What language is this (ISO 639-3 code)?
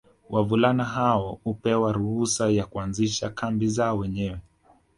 swa